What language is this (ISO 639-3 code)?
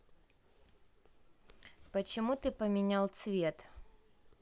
rus